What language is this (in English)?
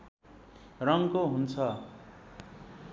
Nepali